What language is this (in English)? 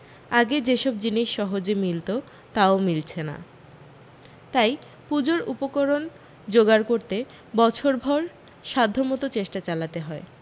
Bangla